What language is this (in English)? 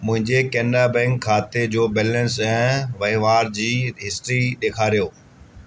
Sindhi